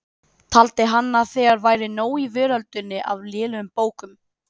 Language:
Icelandic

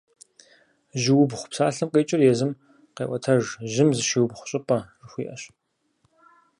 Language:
Kabardian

